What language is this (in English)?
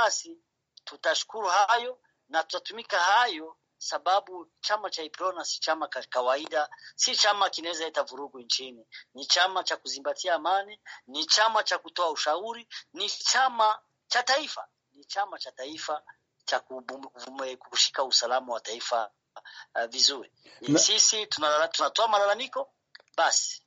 Swahili